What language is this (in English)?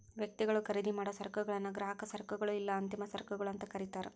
Kannada